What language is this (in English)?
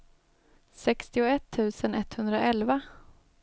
Swedish